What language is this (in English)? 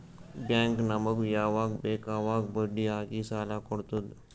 Kannada